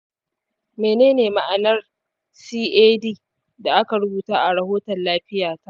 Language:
Hausa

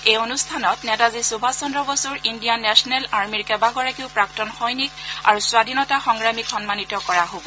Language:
Assamese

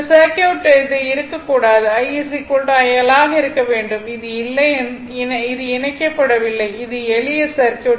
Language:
Tamil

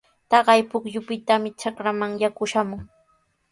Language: Sihuas Ancash Quechua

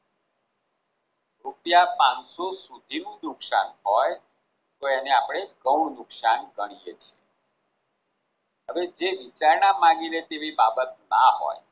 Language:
Gujarati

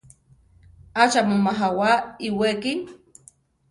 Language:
Central Tarahumara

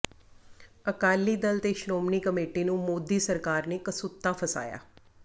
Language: Punjabi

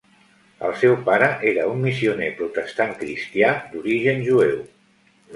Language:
Catalan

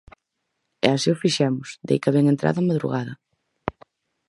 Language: Galician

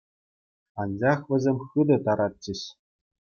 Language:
Chuvash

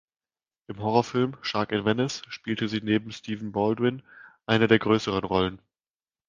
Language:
German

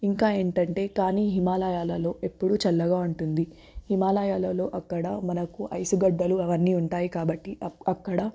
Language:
Telugu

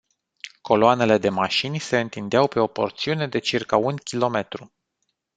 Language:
Romanian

